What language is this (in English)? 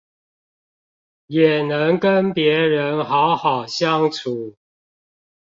Chinese